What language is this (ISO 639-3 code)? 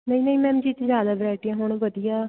pan